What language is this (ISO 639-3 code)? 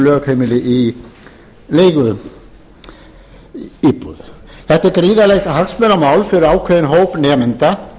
isl